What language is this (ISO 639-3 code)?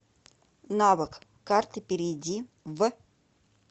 rus